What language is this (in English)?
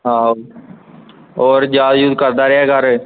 Punjabi